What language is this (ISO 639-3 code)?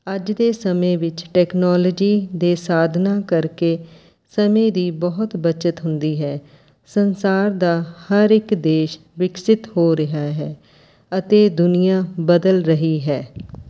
pan